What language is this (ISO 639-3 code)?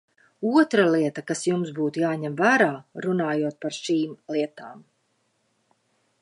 lav